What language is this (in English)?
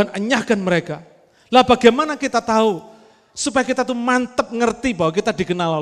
Indonesian